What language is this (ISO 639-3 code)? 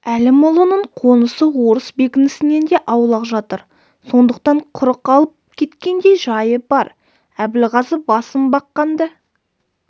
kaz